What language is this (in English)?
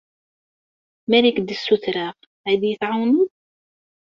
Kabyle